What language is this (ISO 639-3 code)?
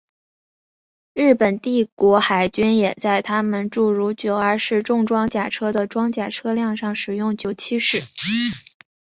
zho